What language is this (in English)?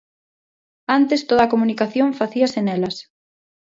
Galician